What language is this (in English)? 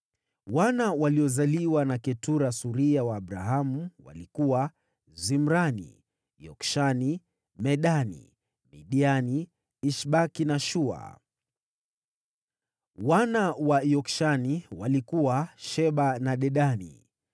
Swahili